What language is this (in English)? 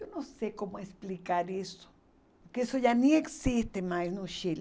Portuguese